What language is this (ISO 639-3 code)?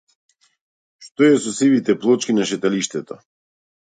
mkd